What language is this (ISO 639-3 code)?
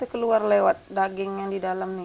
ind